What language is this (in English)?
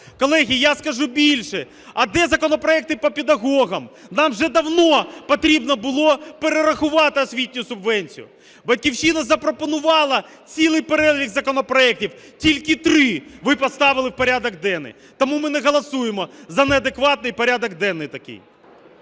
Ukrainian